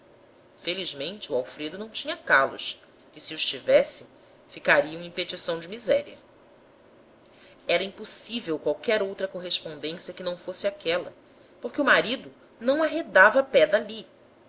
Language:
Portuguese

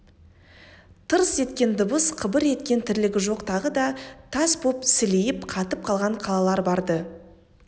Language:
Kazakh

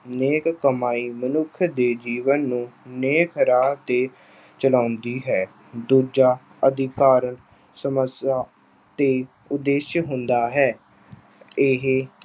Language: Punjabi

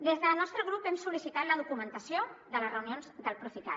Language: Catalan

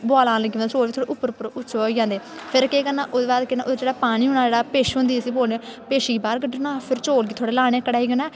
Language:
Dogri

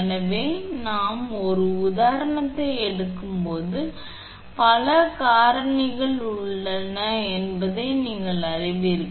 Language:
Tamil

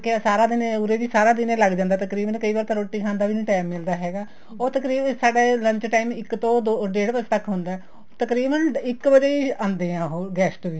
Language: Punjabi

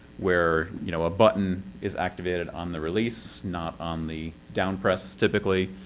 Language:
English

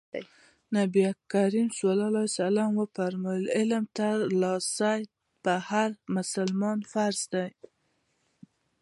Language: Pashto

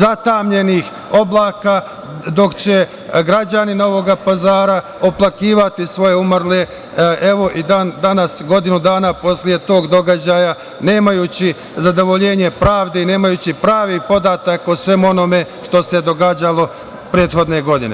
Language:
Serbian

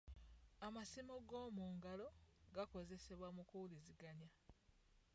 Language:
Ganda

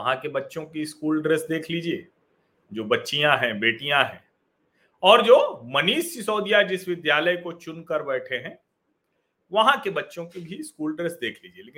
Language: Hindi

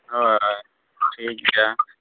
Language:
Santali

